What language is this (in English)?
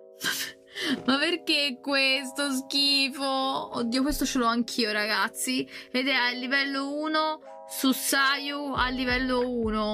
Italian